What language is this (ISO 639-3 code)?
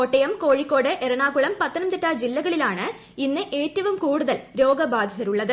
mal